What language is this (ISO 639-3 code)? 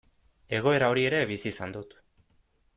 eus